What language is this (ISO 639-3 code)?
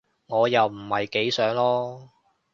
yue